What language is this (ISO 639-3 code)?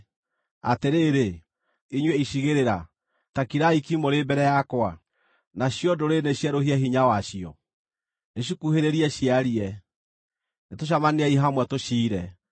kik